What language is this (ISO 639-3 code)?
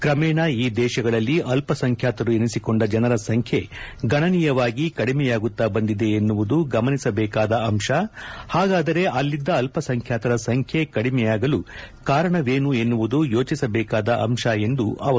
kan